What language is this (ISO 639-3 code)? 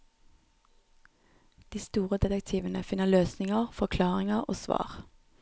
nor